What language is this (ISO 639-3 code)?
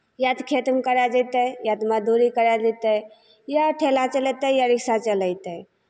mai